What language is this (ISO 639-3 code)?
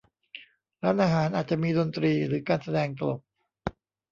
tha